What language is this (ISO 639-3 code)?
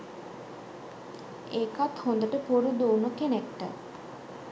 sin